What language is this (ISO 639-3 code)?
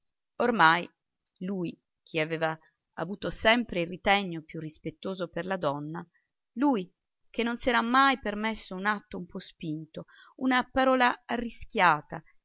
ita